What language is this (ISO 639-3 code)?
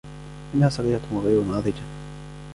ara